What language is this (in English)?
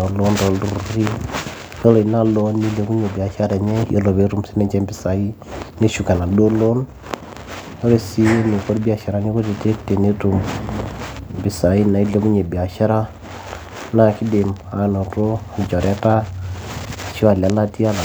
Masai